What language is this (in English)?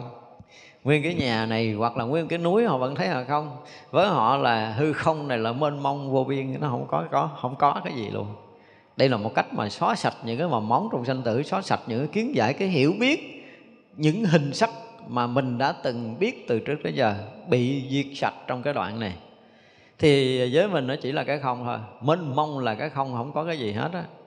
Vietnamese